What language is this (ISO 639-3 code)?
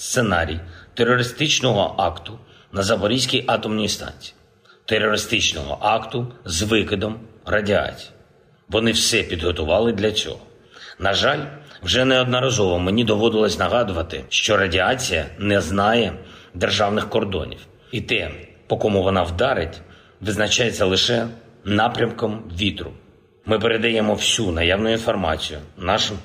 ukr